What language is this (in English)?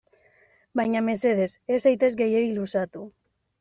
Basque